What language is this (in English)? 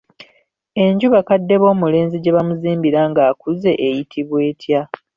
Ganda